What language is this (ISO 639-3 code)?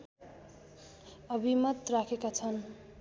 nep